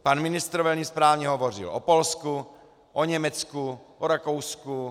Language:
Czech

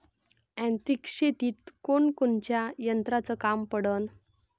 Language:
Marathi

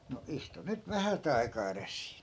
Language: Finnish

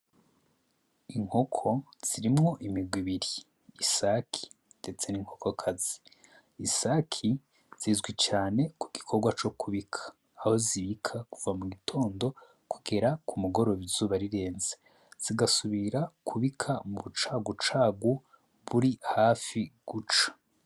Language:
Rundi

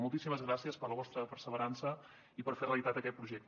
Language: Catalan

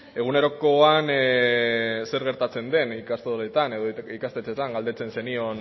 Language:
Basque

